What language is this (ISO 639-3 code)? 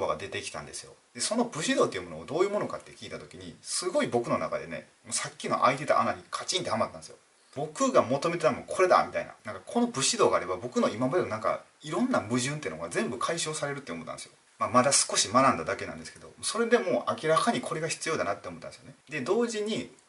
jpn